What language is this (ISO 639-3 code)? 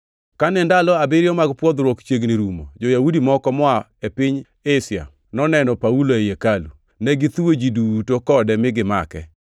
luo